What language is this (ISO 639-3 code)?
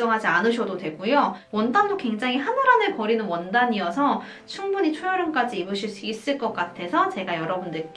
kor